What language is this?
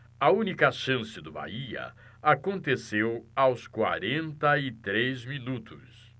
Portuguese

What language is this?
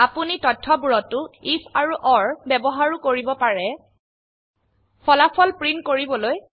Assamese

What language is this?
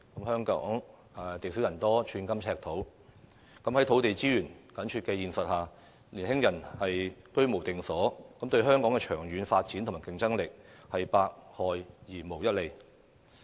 Cantonese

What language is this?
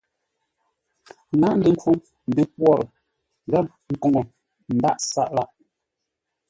Ngombale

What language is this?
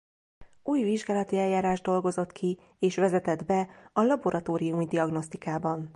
Hungarian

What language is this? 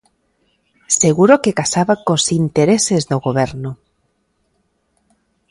Galician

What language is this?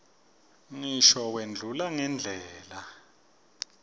Swati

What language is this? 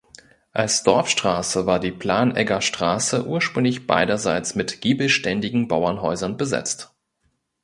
German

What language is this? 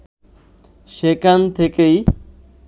Bangla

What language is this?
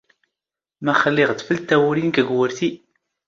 Standard Moroccan Tamazight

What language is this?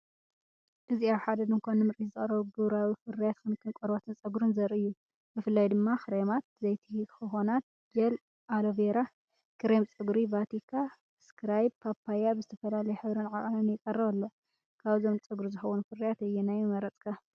Tigrinya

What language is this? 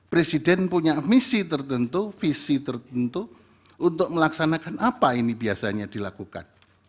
Indonesian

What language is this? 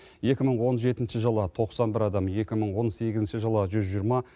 Kazakh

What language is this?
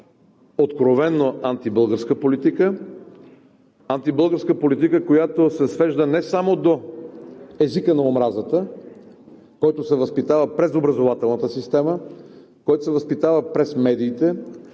Bulgarian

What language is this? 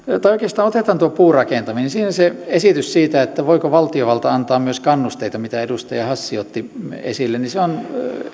Finnish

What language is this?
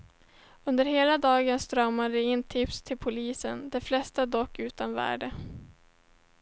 Swedish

